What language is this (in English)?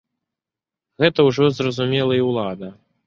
Belarusian